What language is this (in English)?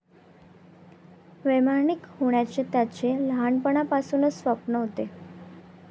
Marathi